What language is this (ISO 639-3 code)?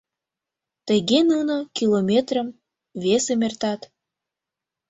chm